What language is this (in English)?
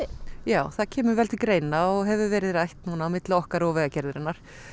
Icelandic